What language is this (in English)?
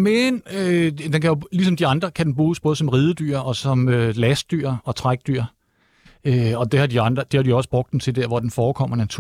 Danish